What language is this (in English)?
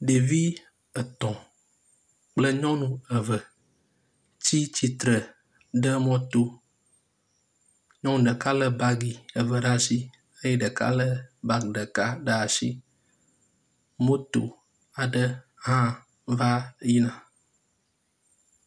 Ewe